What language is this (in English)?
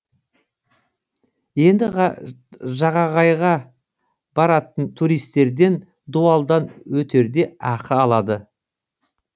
Kazakh